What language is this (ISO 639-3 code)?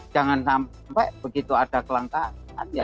ind